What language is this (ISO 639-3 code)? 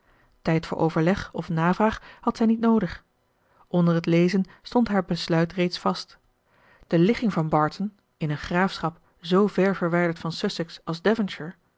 nld